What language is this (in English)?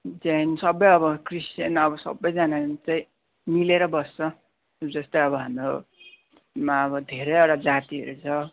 Nepali